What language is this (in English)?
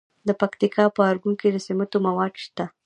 Pashto